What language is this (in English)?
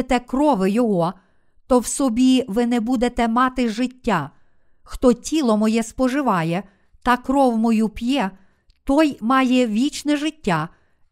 Ukrainian